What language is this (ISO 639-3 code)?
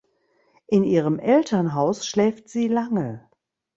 deu